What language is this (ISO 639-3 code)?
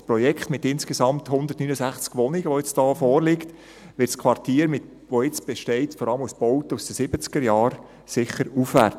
gsw